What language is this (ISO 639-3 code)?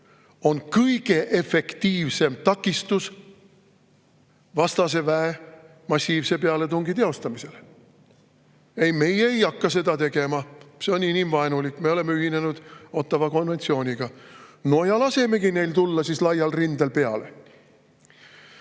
est